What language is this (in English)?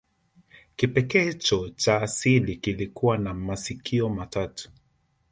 Swahili